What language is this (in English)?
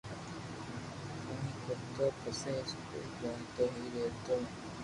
Loarki